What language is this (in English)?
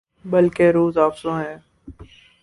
Urdu